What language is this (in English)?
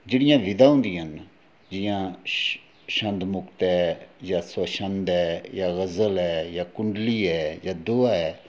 Dogri